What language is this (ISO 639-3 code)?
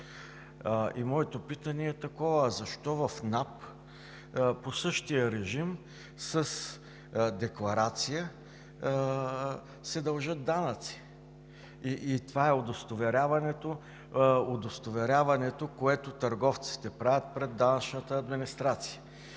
bul